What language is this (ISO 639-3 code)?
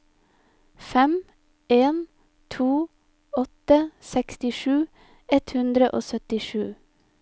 nor